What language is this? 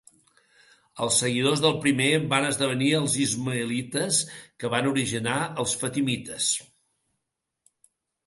Catalan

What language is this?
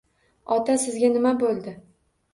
Uzbek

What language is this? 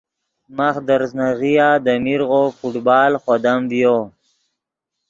Yidgha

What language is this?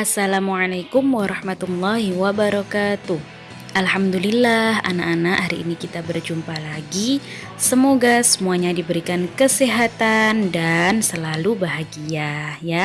Indonesian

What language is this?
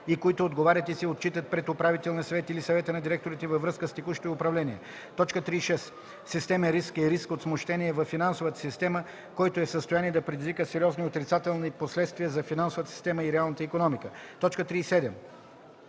Bulgarian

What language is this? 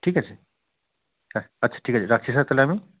Bangla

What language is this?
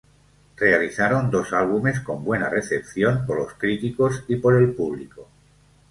Spanish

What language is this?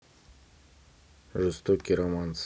Russian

